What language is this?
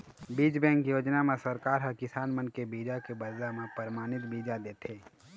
Chhattisgarhi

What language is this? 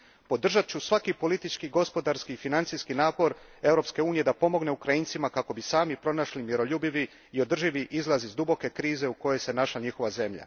Croatian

